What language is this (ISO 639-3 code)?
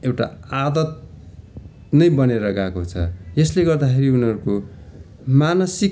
nep